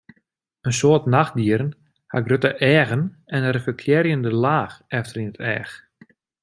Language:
Western Frisian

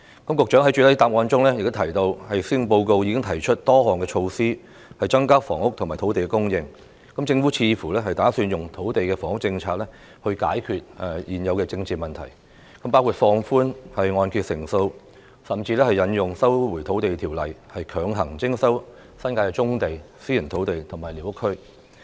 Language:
Cantonese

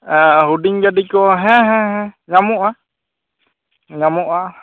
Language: Santali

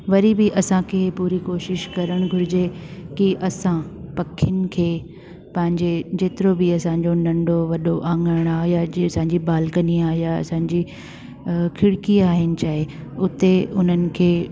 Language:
Sindhi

